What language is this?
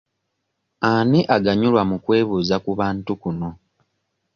Ganda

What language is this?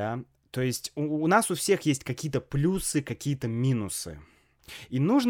Russian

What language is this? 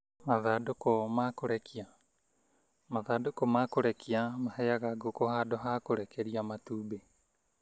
Kikuyu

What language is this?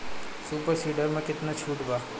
Bhojpuri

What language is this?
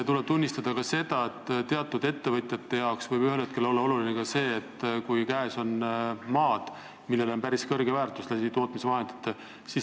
Estonian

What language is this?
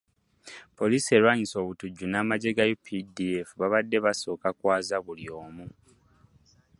Ganda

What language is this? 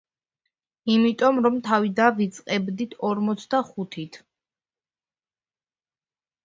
Georgian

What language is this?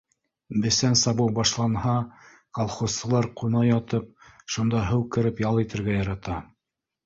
Bashkir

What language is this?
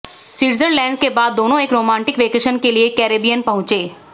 Hindi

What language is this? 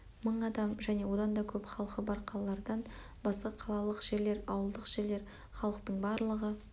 Kazakh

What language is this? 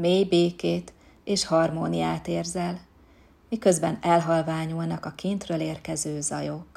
Hungarian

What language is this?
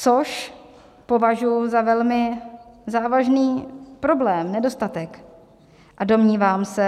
Czech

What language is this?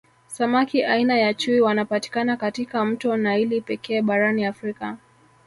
Swahili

